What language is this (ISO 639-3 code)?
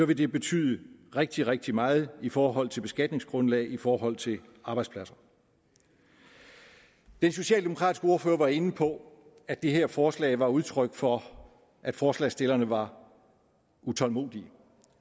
dan